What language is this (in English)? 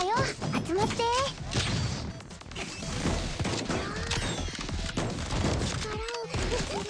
Japanese